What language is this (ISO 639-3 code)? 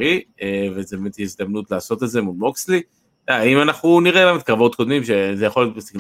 heb